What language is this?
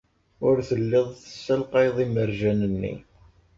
Kabyle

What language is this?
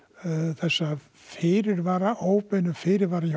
Icelandic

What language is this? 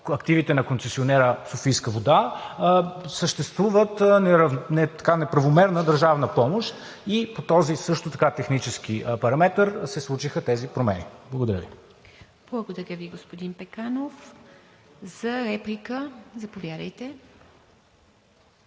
Bulgarian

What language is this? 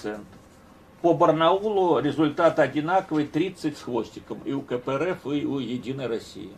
Russian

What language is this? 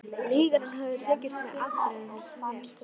Icelandic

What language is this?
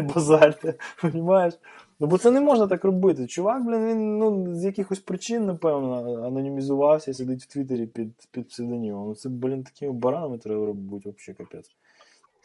Ukrainian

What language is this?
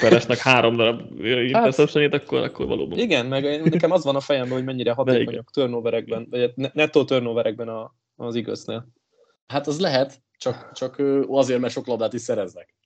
Hungarian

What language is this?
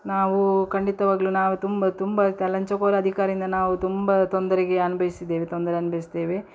Kannada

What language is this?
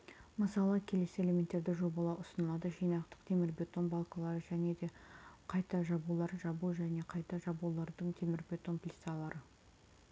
Kazakh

